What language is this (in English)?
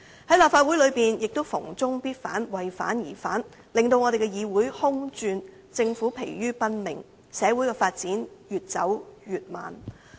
Cantonese